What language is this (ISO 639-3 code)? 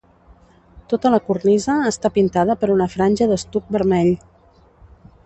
cat